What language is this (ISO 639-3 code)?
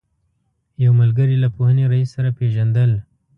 pus